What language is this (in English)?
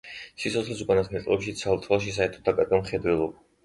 Georgian